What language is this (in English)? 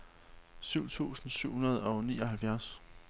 Danish